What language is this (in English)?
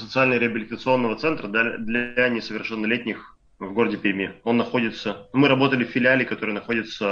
Russian